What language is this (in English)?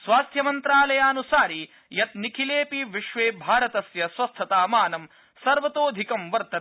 Sanskrit